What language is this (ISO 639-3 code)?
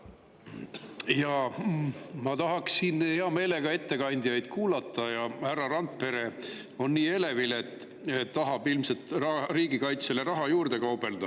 est